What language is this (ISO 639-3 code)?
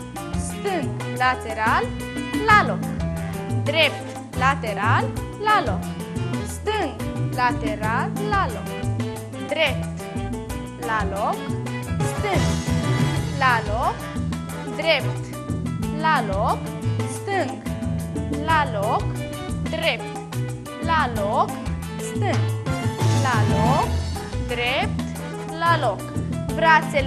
ron